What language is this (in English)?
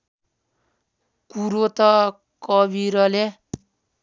Nepali